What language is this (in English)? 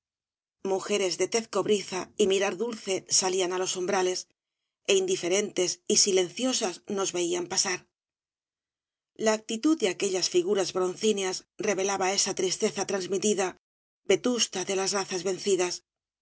Spanish